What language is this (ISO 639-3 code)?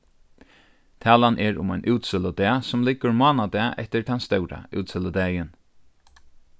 fao